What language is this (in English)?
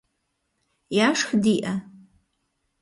Kabardian